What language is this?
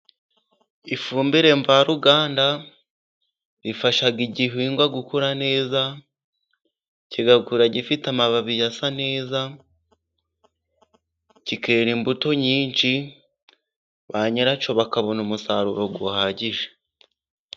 Kinyarwanda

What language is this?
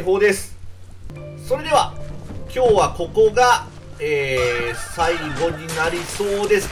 Japanese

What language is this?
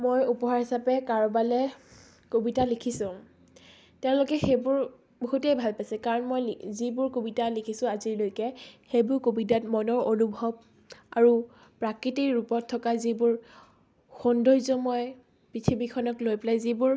Assamese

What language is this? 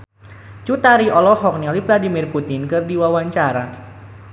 Sundanese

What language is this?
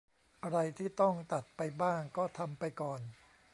Thai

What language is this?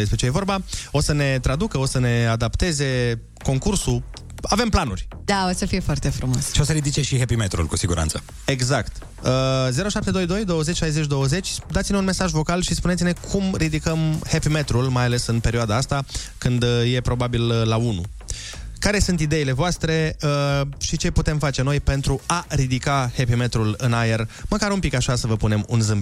Romanian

